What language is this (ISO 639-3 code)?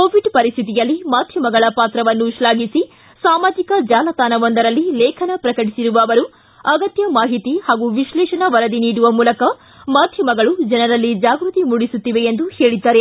kan